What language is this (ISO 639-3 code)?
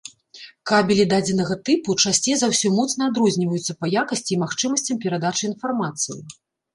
bel